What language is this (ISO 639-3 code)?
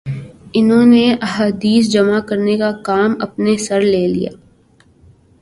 urd